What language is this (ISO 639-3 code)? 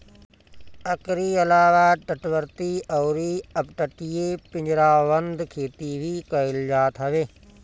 bho